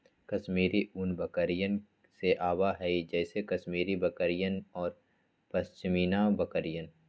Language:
Magahi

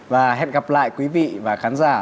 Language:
Vietnamese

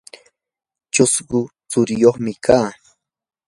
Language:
Yanahuanca Pasco Quechua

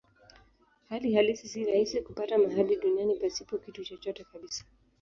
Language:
Swahili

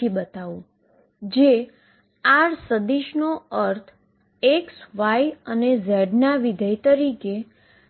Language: Gujarati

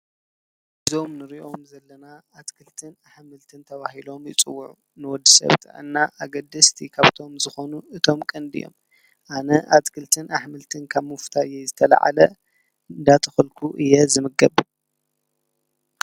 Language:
Tigrinya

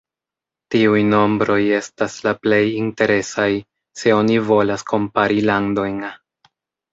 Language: Esperanto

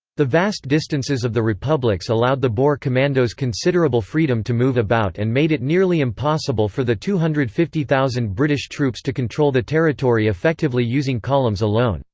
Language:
English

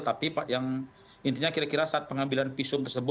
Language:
Indonesian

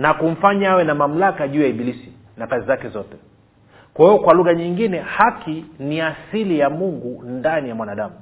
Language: Swahili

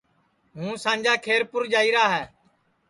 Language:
Sansi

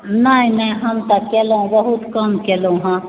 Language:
Maithili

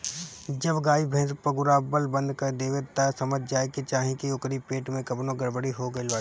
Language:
Bhojpuri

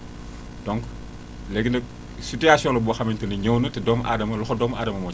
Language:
Wolof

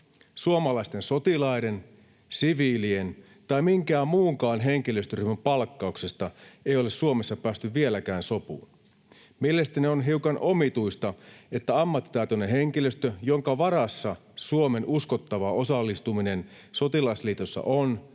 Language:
Finnish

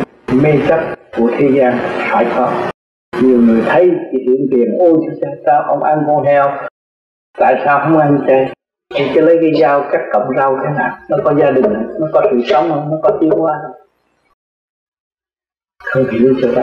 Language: Vietnamese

